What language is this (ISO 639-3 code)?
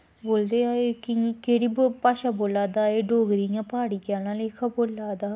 doi